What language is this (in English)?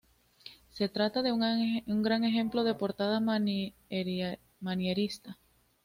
Spanish